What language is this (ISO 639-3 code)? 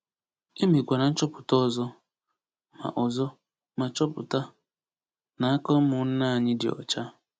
ibo